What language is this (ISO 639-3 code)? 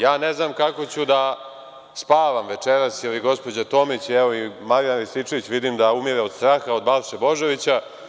srp